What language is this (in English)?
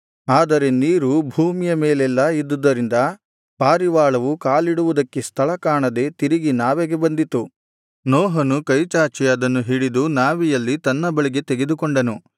Kannada